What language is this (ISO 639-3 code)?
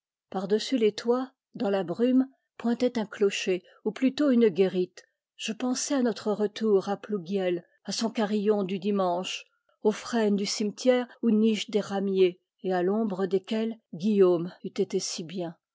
fra